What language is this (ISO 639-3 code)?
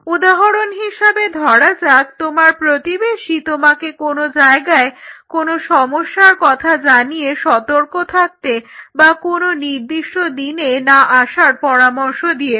ben